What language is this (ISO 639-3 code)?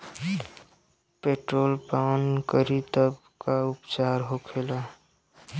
bho